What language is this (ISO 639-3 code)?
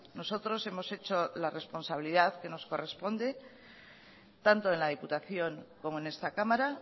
spa